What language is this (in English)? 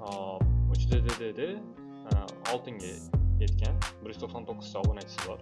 Turkish